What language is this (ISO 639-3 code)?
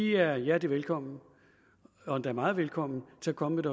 dan